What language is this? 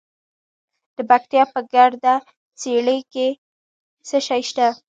Pashto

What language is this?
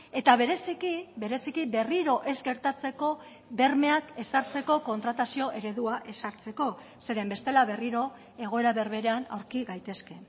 Basque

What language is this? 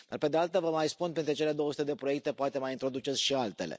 Romanian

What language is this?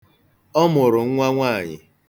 Igbo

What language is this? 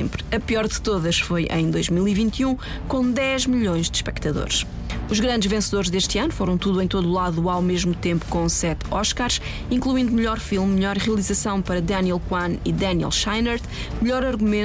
Portuguese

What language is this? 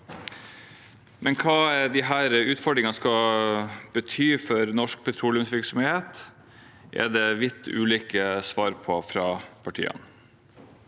Norwegian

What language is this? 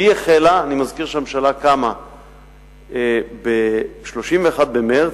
Hebrew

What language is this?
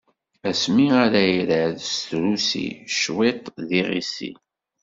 Kabyle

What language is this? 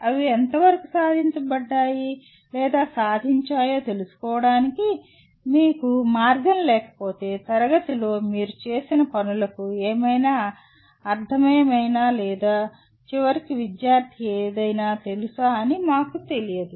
Telugu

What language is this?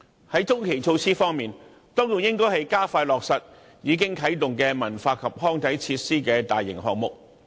Cantonese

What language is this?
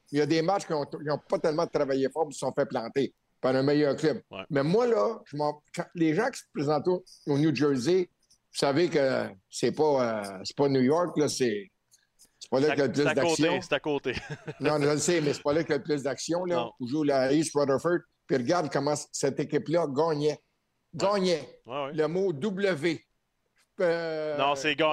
French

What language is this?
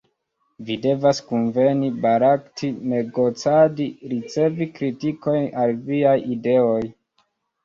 Esperanto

